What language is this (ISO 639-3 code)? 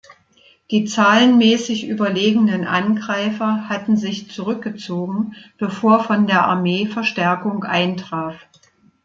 deu